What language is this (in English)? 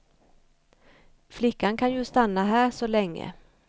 Swedish